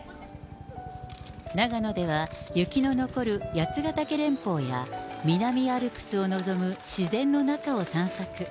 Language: Japanese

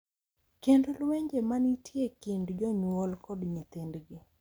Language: Luo (Kenya and Tanzania)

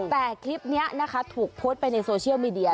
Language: Thai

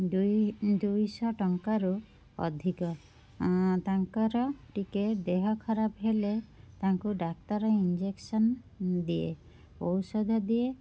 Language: Odia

